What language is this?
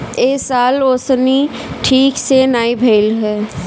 Bhojpuri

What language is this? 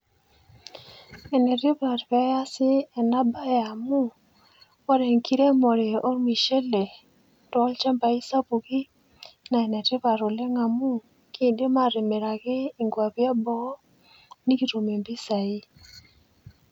Masai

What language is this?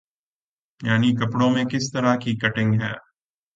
Urdu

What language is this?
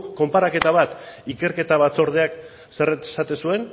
Basque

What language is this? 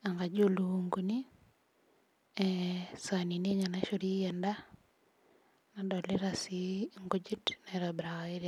Masai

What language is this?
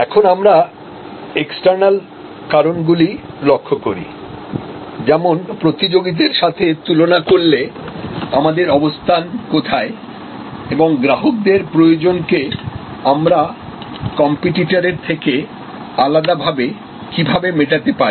Bangla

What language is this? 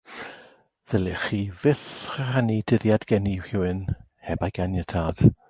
Welsh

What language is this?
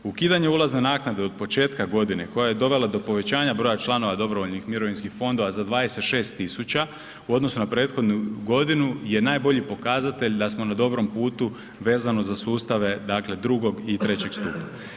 Croatian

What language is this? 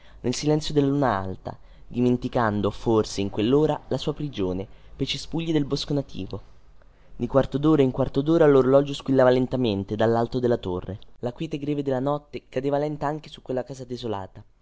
Italian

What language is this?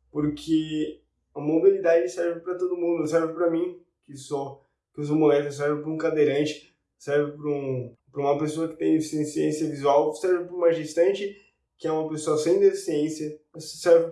Portuguese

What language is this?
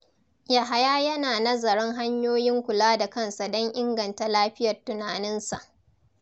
Hausa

